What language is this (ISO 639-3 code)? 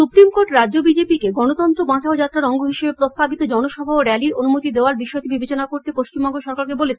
ben